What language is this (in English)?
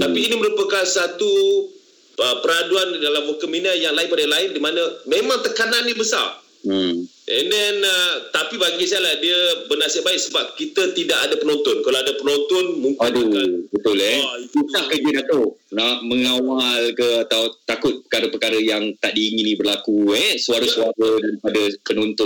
Malay